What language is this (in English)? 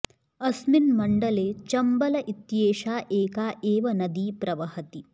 Sanskrit